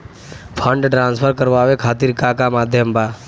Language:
Bhojpuri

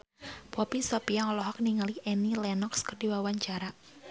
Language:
Sundanese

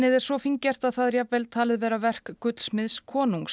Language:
Icelandic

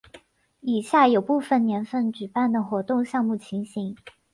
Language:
Chinese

